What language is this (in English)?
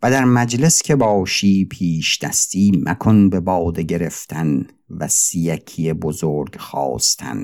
Persian